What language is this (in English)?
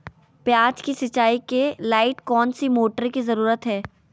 Magahi